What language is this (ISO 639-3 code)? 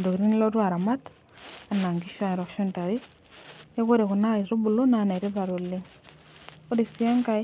mas